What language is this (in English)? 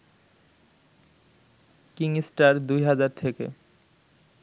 Bangla